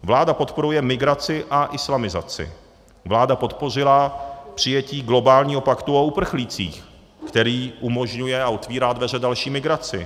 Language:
Czech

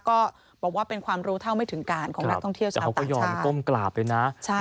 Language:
Thai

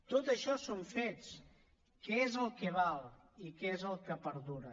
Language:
Catalan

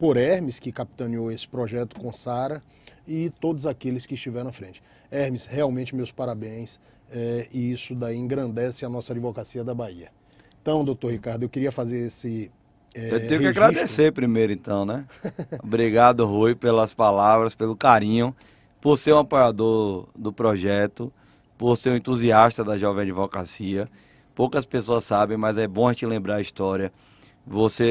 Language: Portuguese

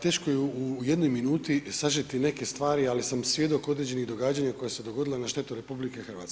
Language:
Croatian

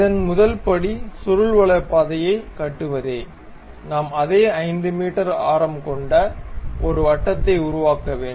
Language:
Tamil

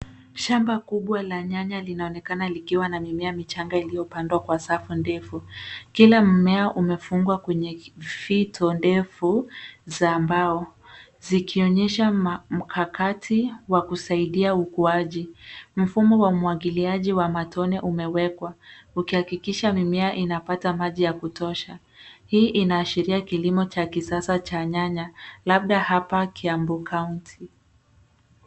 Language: Swahili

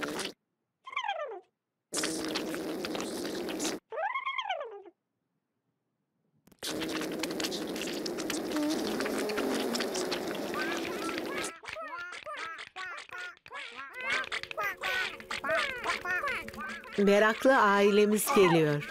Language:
Turkish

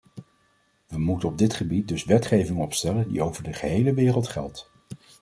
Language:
Dutch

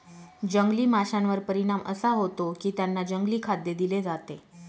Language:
Marathi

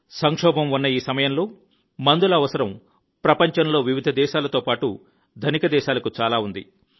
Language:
Telugu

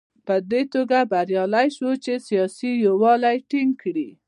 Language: Pashto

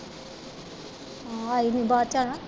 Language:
Punjabi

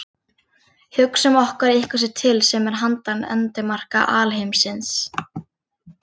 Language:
Icelandic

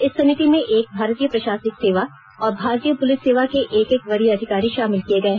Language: Hindi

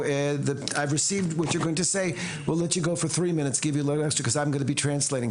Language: Hebrew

